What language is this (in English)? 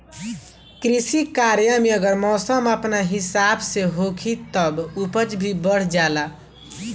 Bhojpuri